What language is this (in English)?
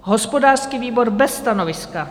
Czech